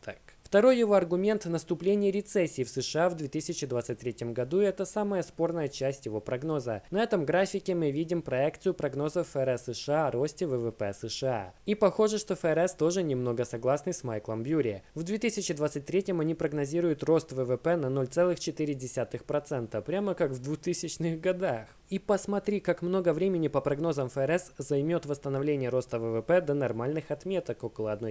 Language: Russian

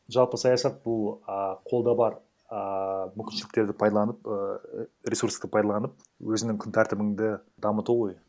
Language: Kazakh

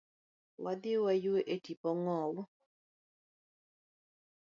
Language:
Luo (Kenya and Tanzania)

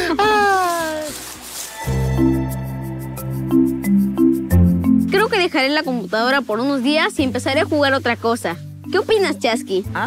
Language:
Spanish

